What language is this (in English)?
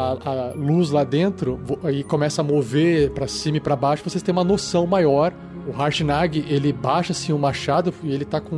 Portuguese